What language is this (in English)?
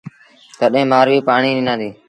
Sindhi Bhil